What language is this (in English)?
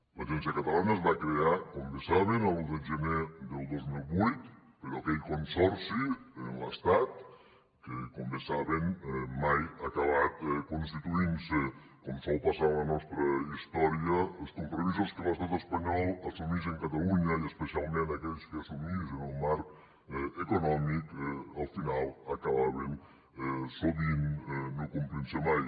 Catalan